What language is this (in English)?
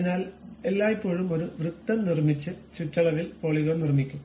Malayalam